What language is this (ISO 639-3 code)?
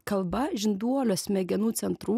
lit